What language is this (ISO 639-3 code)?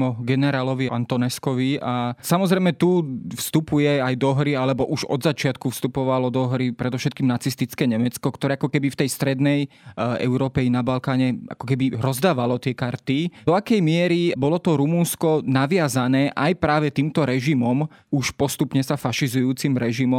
slk